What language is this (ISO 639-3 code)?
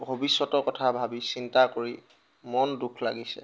asm